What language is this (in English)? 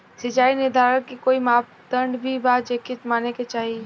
Bhojpuri